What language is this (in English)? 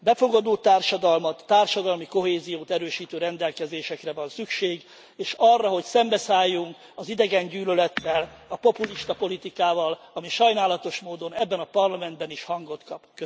Hungarian